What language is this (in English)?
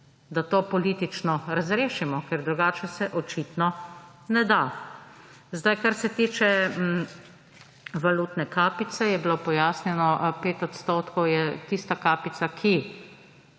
Slovenian